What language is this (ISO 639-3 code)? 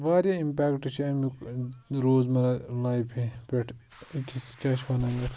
kas